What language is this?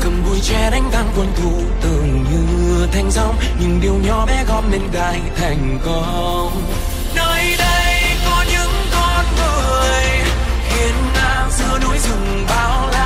Vietnamese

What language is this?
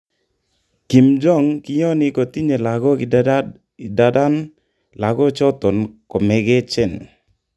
Kalenjin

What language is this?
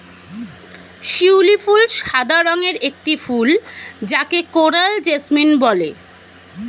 Bangla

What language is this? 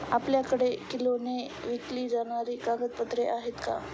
Marathi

